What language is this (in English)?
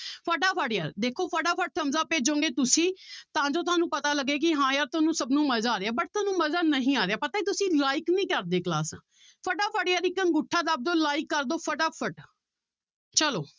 Punjabi